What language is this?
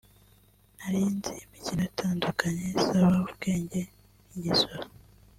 Kinyarwanda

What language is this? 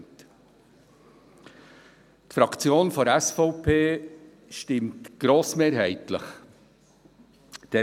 Swiss German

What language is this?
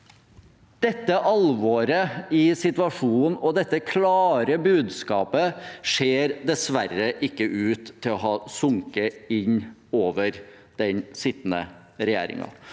Norwegian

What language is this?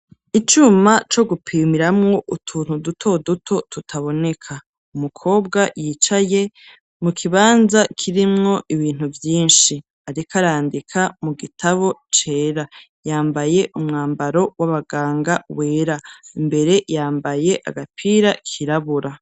Rundi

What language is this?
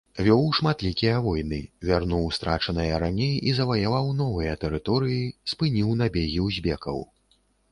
Belarusian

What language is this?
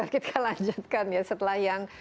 Indonesian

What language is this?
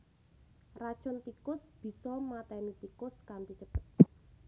Javanese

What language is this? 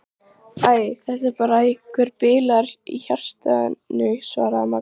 Icelandic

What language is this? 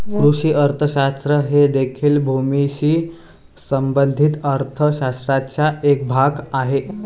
Marathi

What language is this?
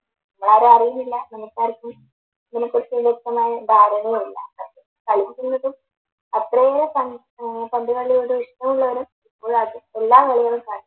Malayalam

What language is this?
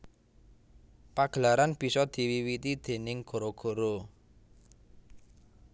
Javanese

